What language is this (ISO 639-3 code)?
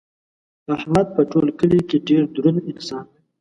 pus